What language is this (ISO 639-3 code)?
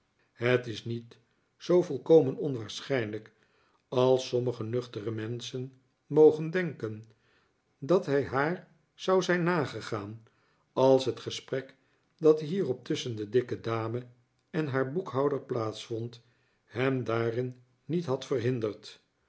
nld